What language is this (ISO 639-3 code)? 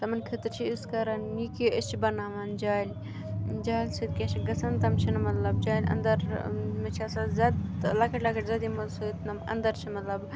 kas